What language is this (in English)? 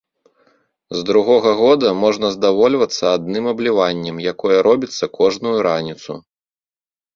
Belarusian